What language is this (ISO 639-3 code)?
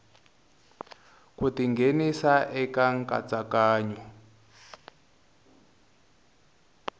tso